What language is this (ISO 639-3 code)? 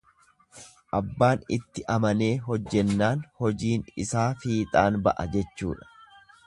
orm